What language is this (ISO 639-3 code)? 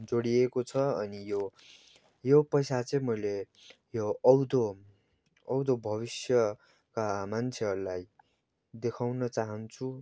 nep